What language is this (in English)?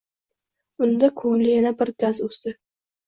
Uzbek